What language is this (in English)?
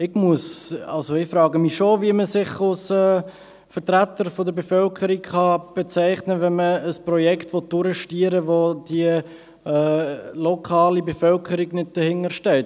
Swiss German